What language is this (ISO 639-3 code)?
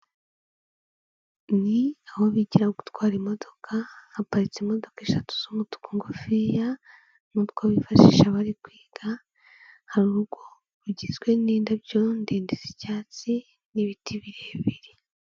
kin